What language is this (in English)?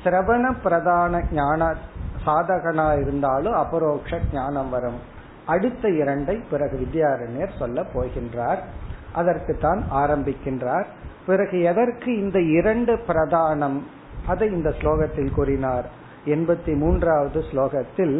Tamil